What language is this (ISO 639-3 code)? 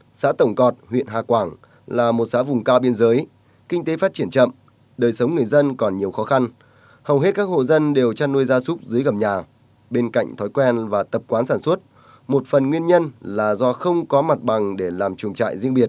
vie